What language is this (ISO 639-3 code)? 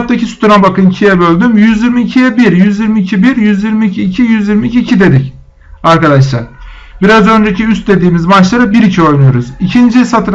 tur